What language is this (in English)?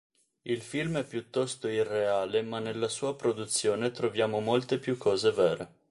Italian